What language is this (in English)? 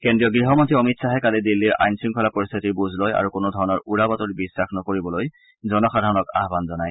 Assamese